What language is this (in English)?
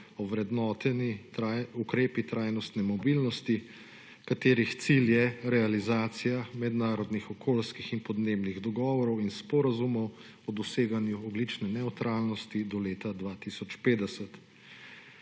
Slovenian